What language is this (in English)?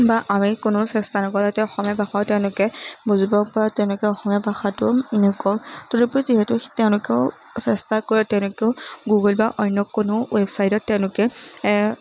Assamese